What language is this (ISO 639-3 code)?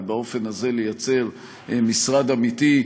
heb